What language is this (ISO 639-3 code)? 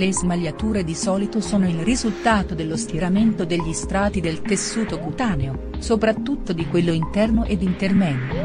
ita